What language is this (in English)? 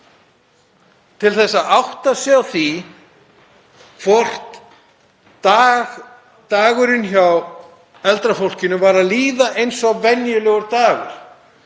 Icelandic